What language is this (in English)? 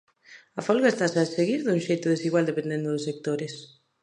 Galician